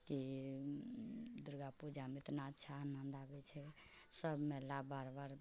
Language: Maithili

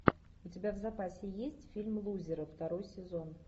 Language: Russian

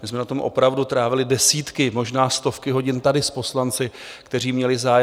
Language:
Czech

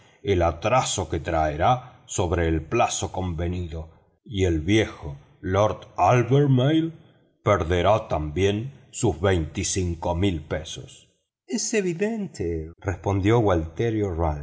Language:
Spanish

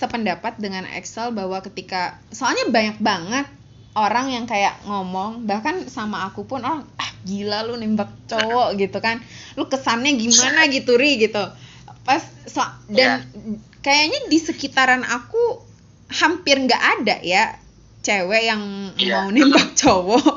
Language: Indonesian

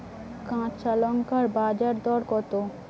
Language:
Bangla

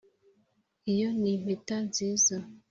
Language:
Kinyarwanda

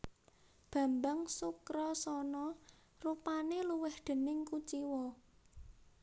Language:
Javanese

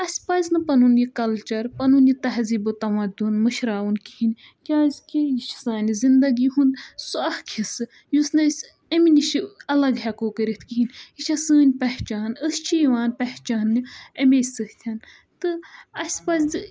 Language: Kashmiri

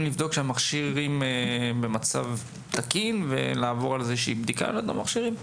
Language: Hebrew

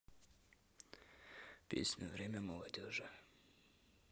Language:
Russian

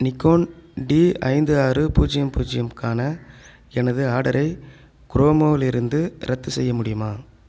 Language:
Tamil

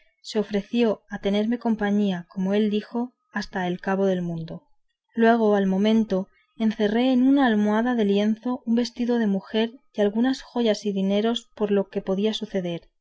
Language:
Spanish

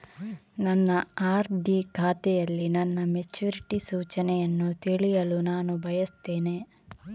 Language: Kannada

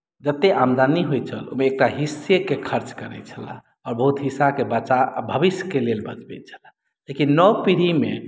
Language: Maithili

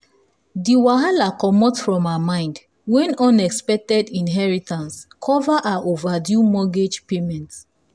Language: Nigerian Pidgin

